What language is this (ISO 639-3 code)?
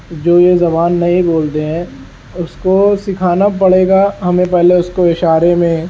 urd